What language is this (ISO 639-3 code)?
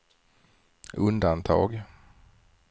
swe